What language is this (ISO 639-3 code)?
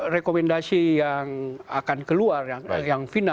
ind